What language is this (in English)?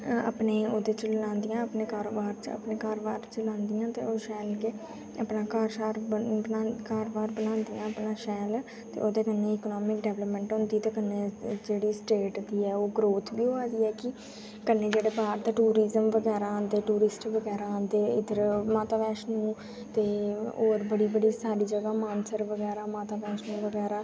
Dogri